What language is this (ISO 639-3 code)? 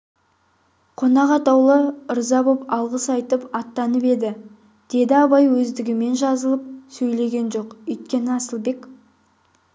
kaz